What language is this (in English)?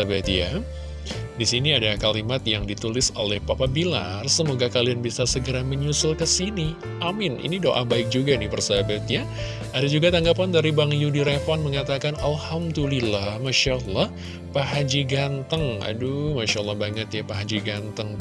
Indonesian